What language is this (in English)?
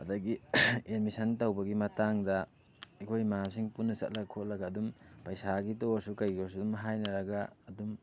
Manipuri